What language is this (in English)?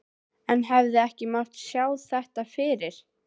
Icelandic